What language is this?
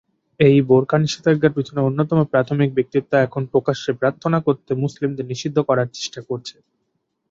Bangla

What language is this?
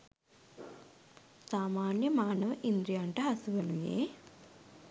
Sinhala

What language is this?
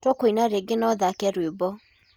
Kikuyu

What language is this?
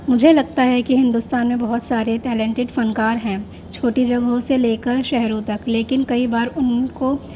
Urdu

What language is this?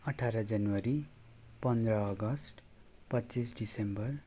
Nepali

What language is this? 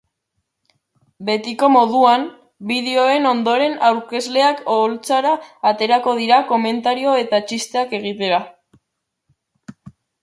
Basque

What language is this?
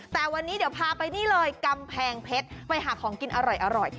Thai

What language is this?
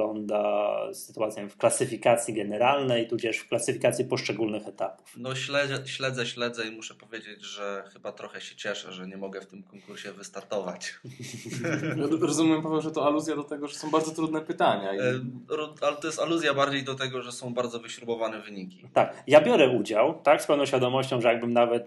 Polish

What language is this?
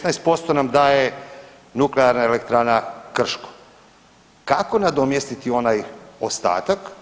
Croatian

